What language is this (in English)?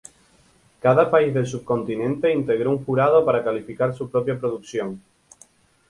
Spanish